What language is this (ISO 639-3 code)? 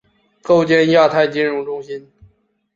zho